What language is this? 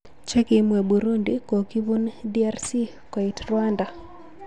Kalenjin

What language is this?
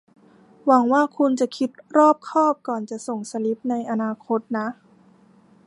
Thai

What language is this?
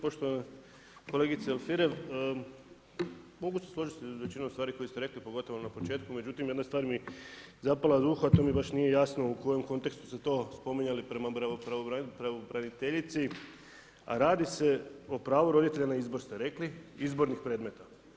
Croatian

